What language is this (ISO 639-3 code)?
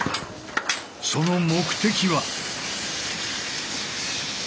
jpn